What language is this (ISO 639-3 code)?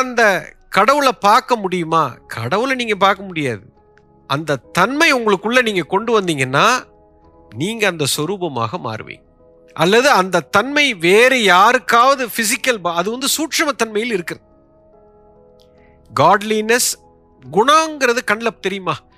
tam